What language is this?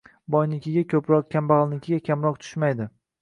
Uzbek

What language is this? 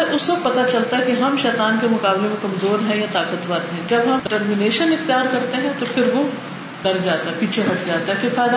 Urdu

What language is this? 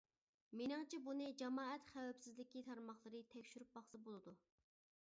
Uyghur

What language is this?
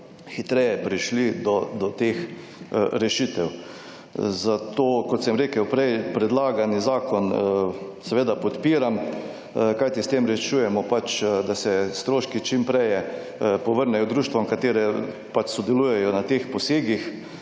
Slovenian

